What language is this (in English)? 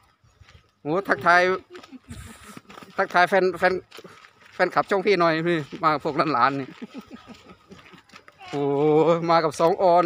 Thai